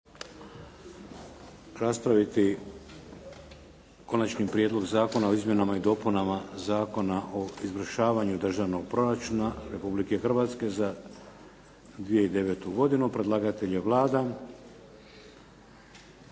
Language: Croatian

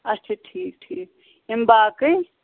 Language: Kashmiri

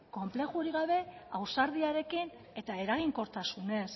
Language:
Basque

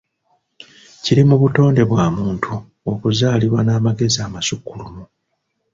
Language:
Ganda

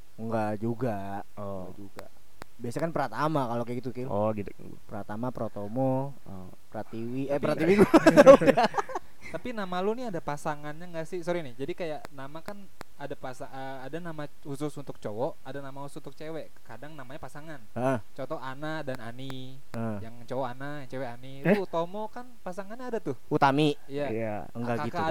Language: Indonesian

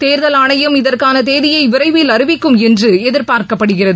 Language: Tamil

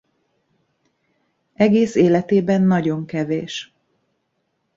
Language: Hungarian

